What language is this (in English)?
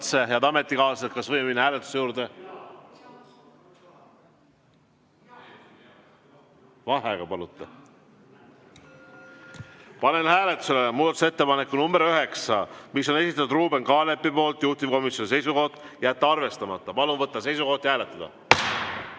Estonian